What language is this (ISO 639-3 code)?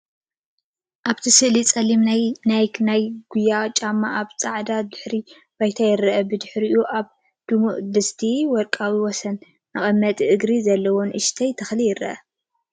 tir